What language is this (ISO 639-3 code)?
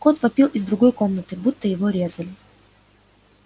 rus